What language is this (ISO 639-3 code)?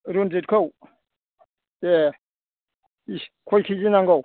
brx